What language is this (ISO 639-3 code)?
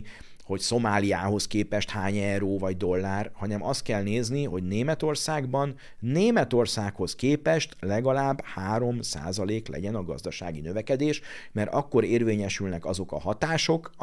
hun